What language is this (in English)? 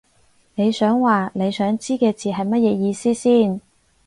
Cantonese